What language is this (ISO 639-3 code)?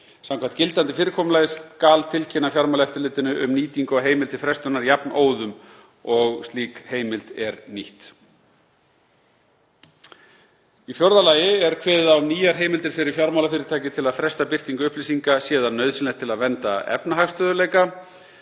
isl